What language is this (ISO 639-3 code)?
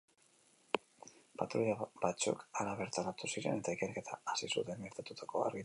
eus